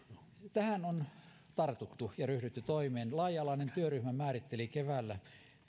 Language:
Finnish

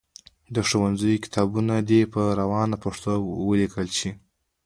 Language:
Pashto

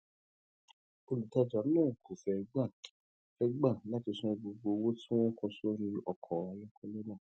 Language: Yoruba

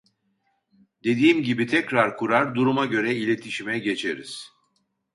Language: Turkish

